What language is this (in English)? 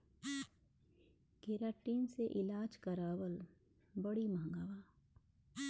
Bhojpuri